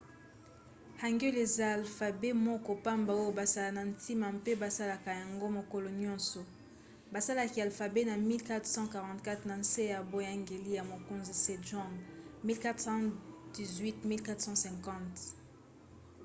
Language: Lingala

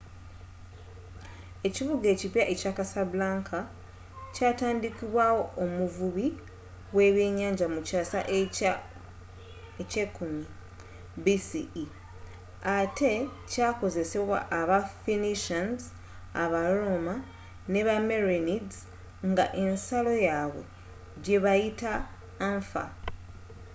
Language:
Ganda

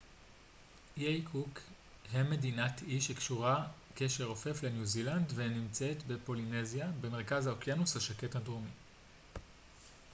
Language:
Hebrew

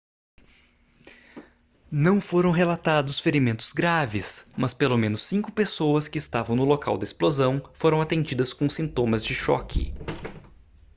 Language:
Portuguese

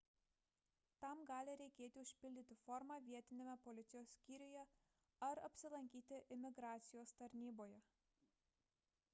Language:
Lithuanian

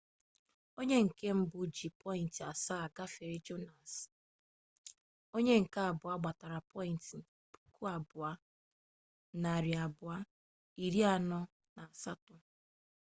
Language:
Igbo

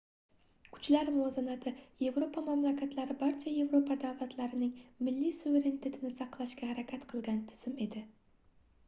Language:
Uzbek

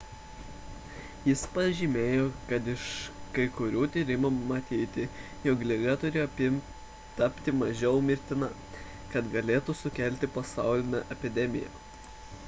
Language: Lithuanian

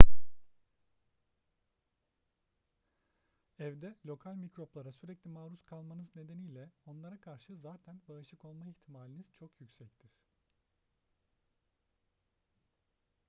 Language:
Turkish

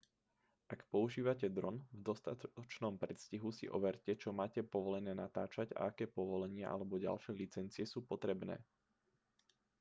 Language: Slovak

